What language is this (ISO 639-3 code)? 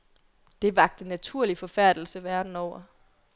dan